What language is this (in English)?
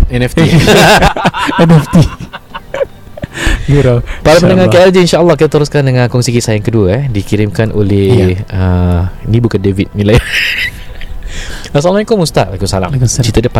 Malay